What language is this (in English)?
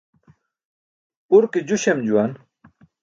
Burushaski